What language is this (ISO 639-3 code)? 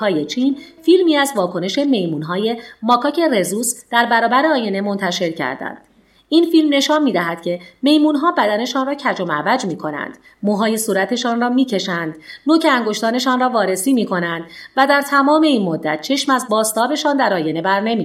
fas